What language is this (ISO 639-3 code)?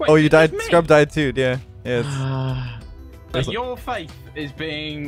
eng